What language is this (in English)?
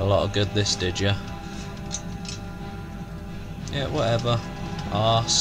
English